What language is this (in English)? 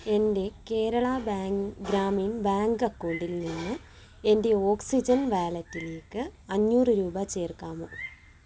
Malayalam